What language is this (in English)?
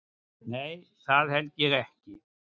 Icelandic